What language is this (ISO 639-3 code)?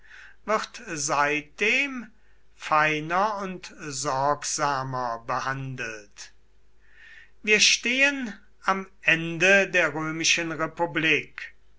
deu